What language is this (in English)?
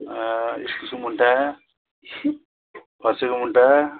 Nepali